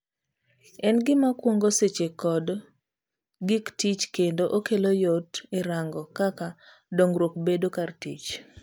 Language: Luo (Kenya and Tanzania)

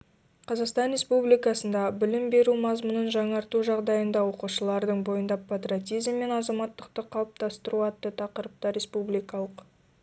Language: Kazakh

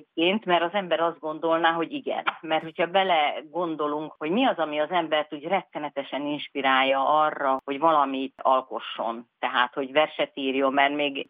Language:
Hungarian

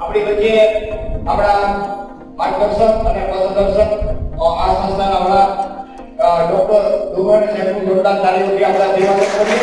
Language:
Gujarati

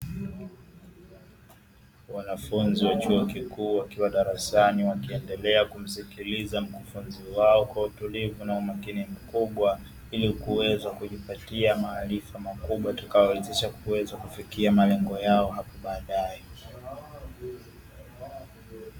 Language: Swahili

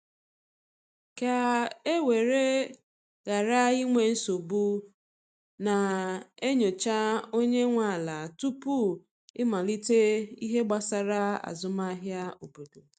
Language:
Igbo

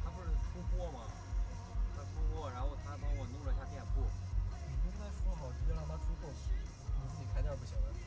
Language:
Chinese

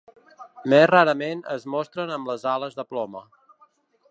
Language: Catalan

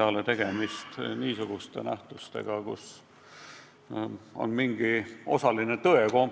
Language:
Estonian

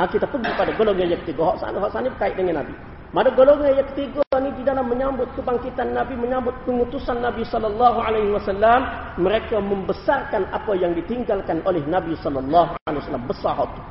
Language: Malay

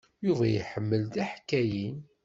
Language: Kabyle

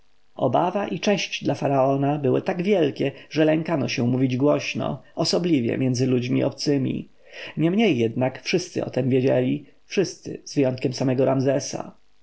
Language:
Polish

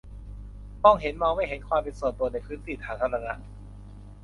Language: Thai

